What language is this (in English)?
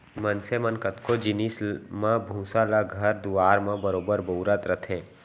Chhattisgarhi